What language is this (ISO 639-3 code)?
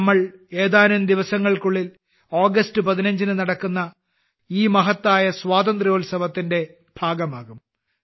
mal